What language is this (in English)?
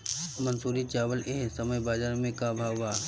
Bhojpuri